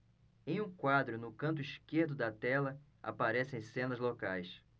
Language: Portuguese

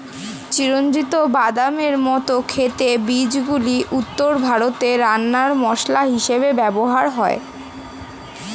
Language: Bangla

